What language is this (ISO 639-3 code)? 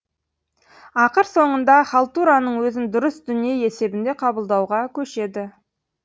kaz